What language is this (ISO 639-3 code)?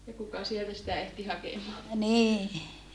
fin